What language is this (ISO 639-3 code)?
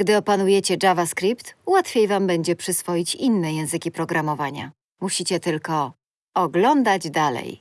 pol